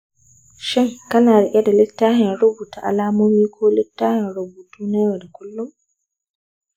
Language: Hausa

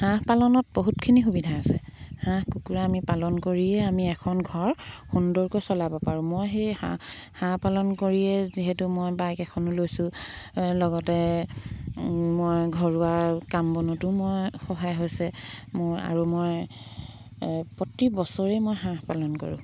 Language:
Assamese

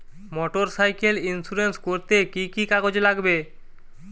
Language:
Bangla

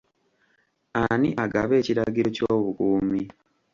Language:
Ganda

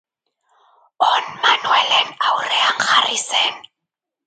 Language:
Basque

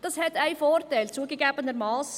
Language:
Swiss German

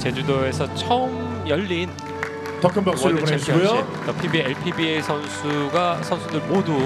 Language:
Korean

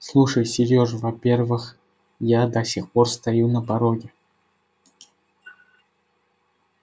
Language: Russian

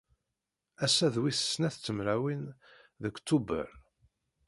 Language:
Kabyle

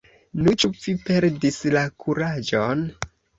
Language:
Esperanto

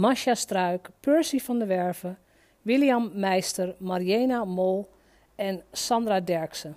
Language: Dutch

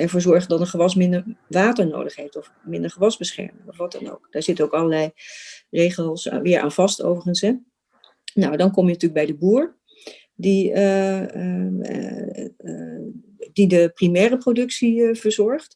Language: Dutch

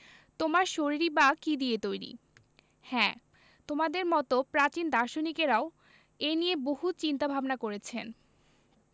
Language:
Bangla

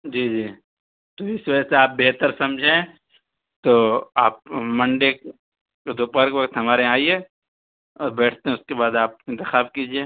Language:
Urdu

